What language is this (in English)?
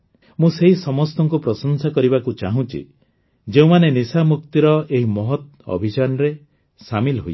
Odia